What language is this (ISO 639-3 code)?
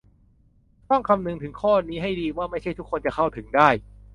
tha